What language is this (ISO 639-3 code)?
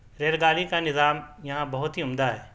urd